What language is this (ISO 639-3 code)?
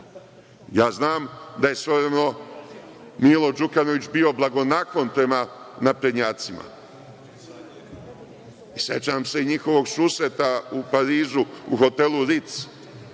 srp